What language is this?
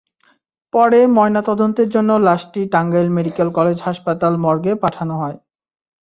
Bangla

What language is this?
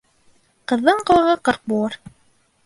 Bashkir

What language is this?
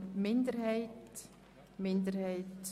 Swiss German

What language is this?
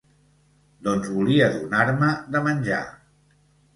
Catalan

